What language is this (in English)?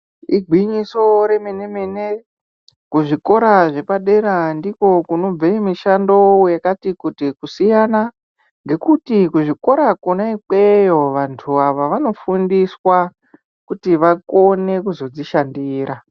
Ndau